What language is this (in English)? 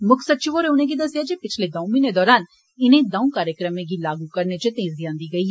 Dogri